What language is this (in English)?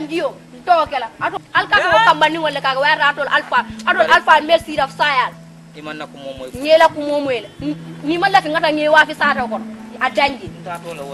Indonesian